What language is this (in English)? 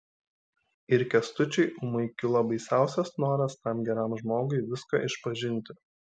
Lithuanian